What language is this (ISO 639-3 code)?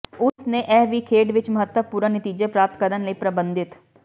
pan